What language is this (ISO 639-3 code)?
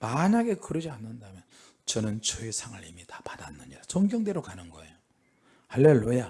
kor